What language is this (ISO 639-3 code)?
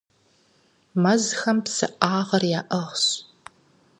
kbd